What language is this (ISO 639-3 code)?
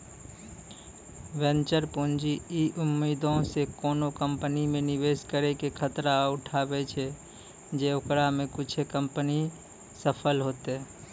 mai